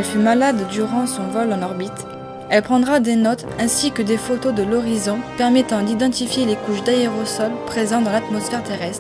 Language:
French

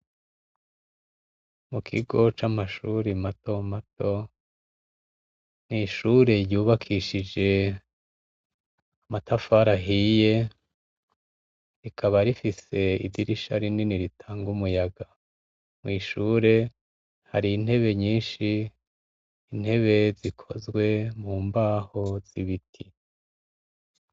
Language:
Rundi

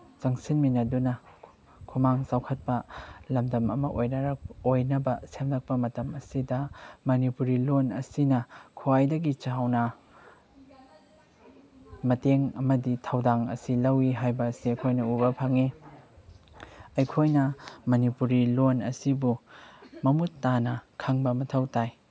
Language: Manipuri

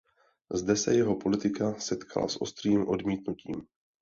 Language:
Czech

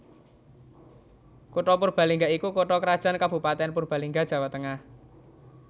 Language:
Javanese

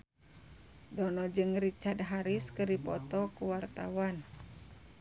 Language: Sundanese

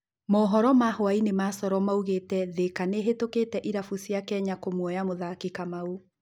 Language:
Kikuyu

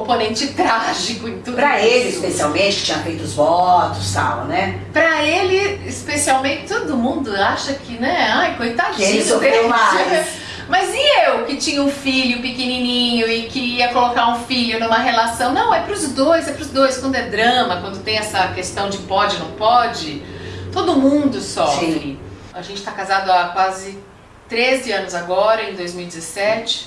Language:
Portuguese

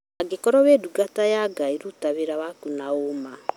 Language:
Kikuyu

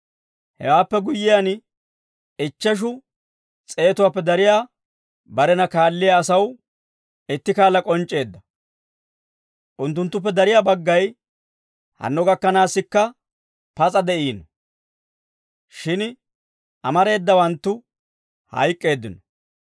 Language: Dawro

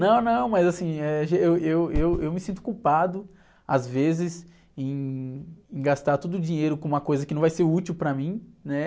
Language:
Portuguese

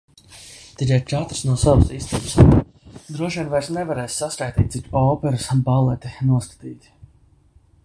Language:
Latvian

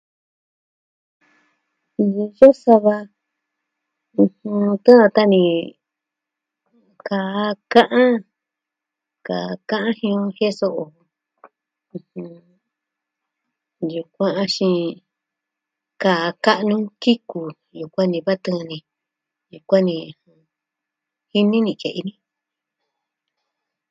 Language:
Southwestern Tlaxiaco Mixtec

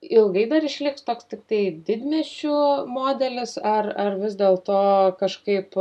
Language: Lithuanian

